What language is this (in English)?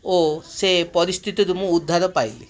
Odia